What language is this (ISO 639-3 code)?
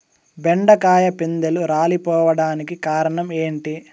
tel